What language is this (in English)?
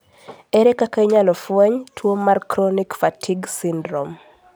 Luo (Kenya and Tanzania)